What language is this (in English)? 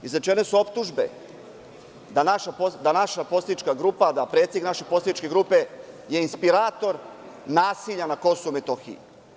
Serbian